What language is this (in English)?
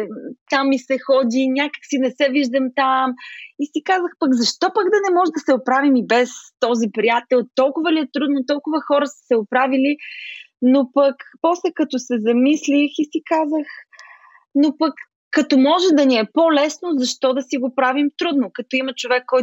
Bulgarian